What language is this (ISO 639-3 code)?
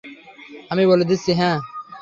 ben